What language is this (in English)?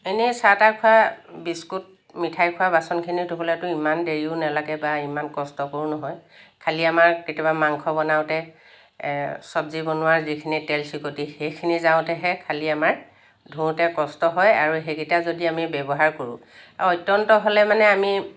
Assamese